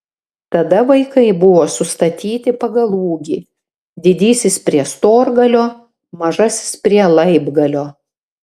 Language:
Lithuanian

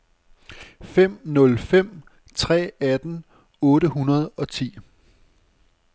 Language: Danish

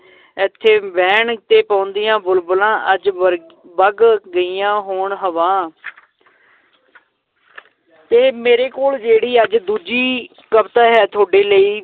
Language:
Punjabi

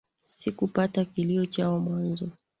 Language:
Swahili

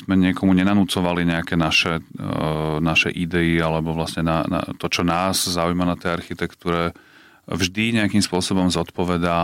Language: Slovak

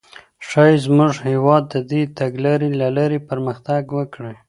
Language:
Pashto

